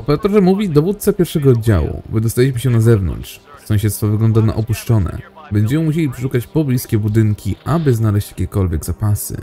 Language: Polish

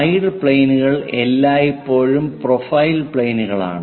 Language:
Malayalam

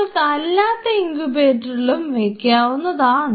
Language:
Malayalam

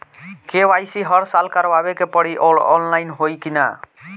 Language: Bhojpuri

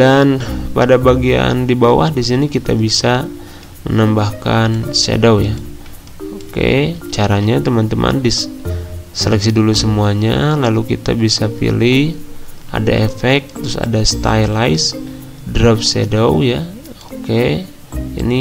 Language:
Indonesian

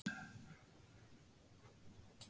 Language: Icelandic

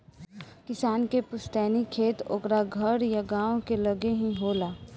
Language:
Bhojpuri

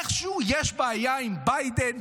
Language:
Hebrew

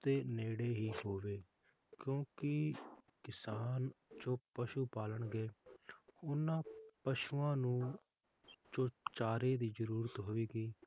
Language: Punjabi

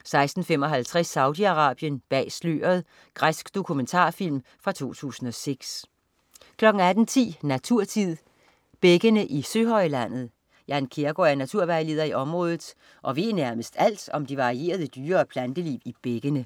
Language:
Danish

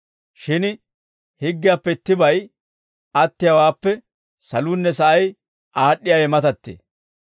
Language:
Dawro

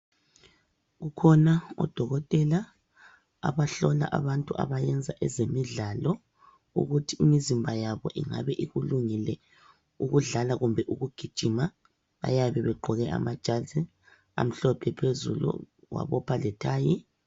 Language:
North Ndebele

